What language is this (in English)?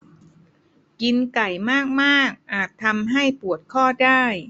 Thai